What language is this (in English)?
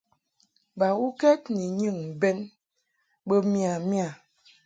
Mungaka